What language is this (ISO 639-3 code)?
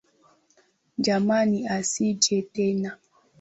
swa